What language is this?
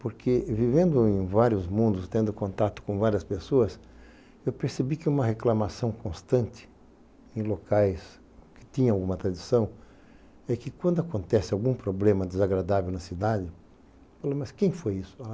Portuguese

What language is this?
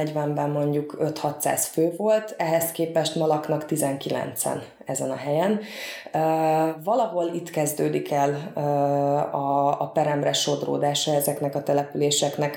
Hungarian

